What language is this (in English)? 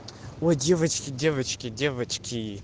Russian